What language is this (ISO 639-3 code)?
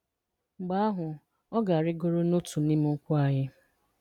ibo